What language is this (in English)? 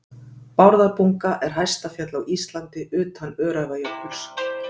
Icelandic